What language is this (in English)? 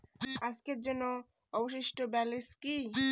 Bangla